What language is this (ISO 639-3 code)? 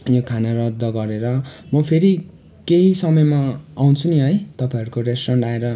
nep